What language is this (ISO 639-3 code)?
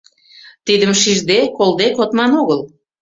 chm